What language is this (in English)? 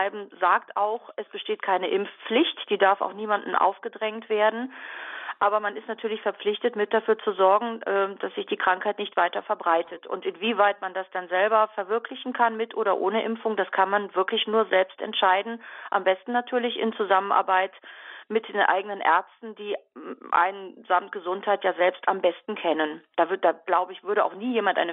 German